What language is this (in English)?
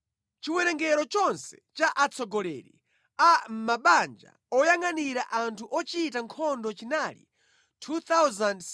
Nyanja